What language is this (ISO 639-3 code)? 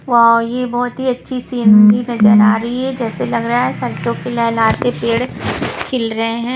hin